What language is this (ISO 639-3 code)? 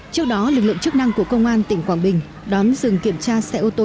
vie